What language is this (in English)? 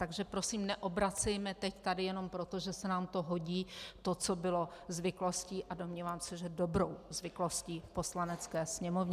Czech